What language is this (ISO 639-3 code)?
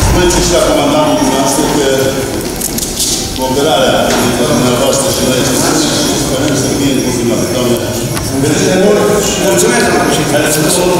ron